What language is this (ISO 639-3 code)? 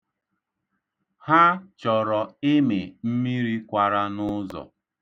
ibo